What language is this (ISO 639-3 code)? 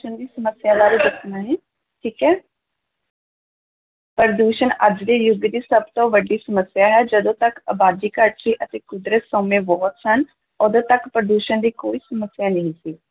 pan